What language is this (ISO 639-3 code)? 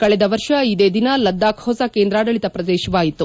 kan